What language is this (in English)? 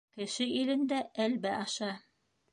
Bashkir